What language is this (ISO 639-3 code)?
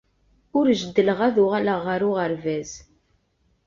kab